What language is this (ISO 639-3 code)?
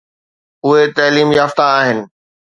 snd